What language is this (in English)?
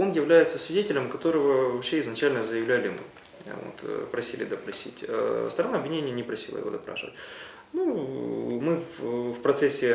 Russian